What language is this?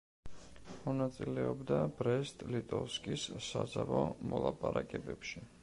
Georgian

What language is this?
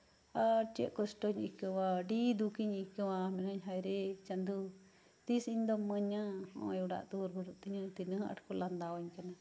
Santali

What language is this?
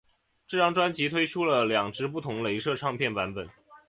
Chinese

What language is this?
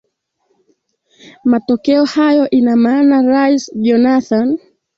Swahili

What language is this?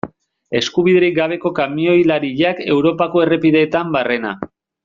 Basque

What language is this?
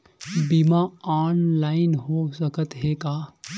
Chhattisgarhi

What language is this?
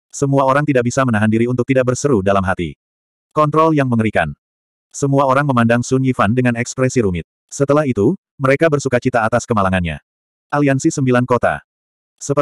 Indonesian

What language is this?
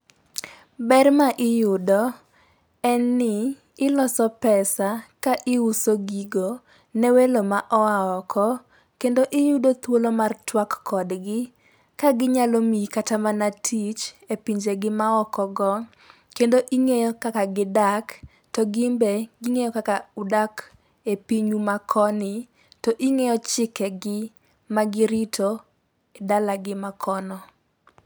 Luo (Kenya and Tanzania)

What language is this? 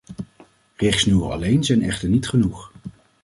Dutch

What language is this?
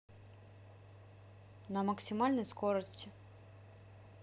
Russian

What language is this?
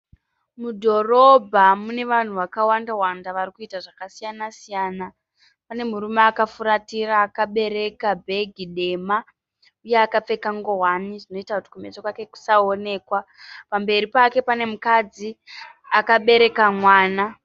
Shona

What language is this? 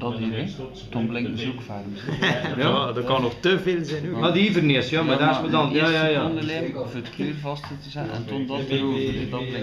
Dutch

